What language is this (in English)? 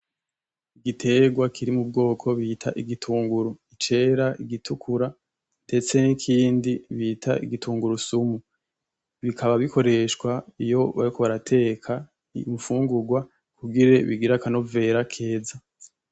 Rundi